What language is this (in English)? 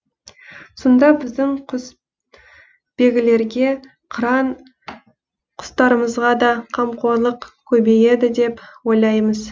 Kazakh